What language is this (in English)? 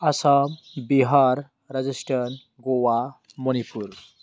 Bodo